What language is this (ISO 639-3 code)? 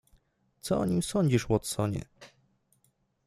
pol